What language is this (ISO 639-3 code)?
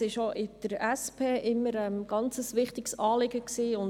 gsw